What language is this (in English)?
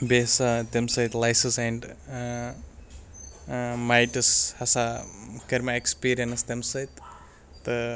Kashmiri